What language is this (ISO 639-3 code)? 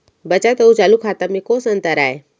hne